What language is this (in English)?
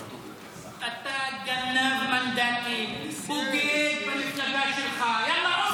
Hebrew